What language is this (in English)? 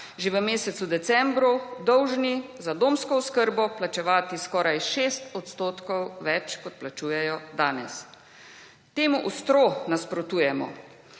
Slovenian